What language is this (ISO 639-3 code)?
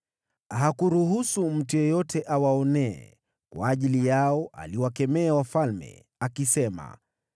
swa